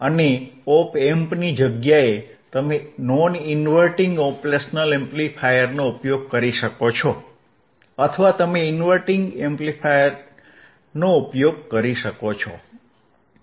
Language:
Gujarati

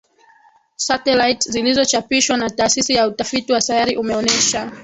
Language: Swahili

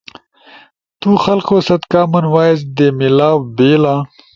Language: Ushojo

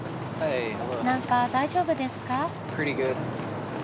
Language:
Japanese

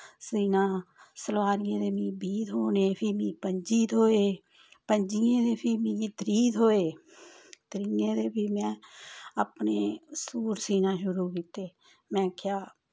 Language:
Dogri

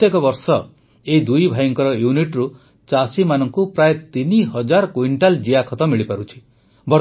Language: Odia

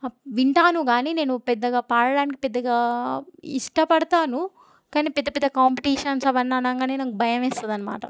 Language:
Telugu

